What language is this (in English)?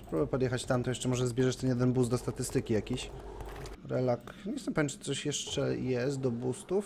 Polish